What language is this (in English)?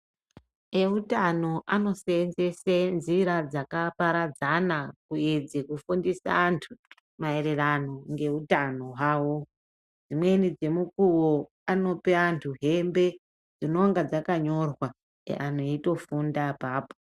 Ndau